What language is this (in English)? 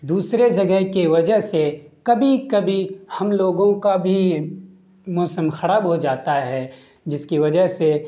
Urdu